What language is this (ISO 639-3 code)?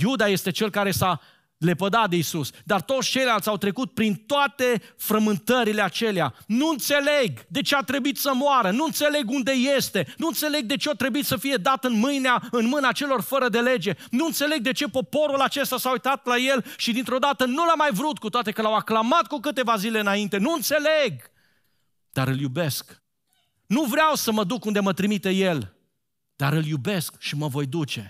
ron